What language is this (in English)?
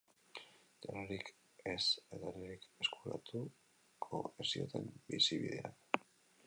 Basque